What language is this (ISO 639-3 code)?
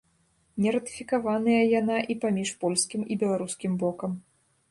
bel